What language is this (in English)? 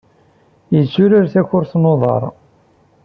Kabyle